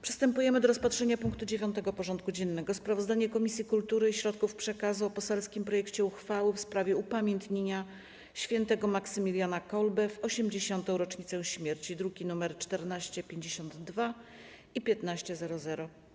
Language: Polish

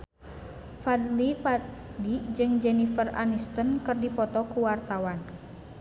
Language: Sundanese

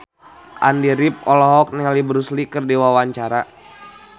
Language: Sundanese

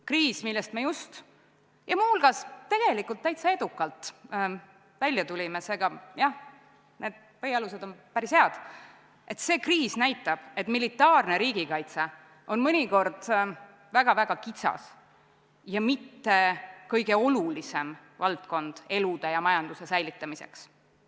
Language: Estonian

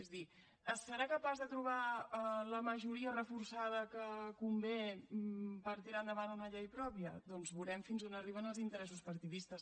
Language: Catalan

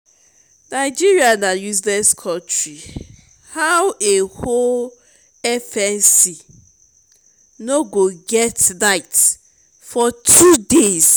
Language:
Nigerian Pidgin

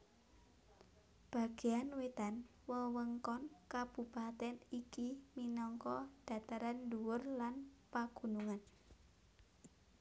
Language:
Javanese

